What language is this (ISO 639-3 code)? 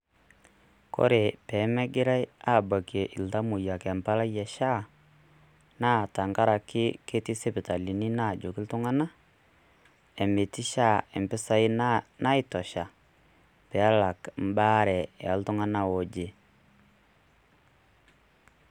mas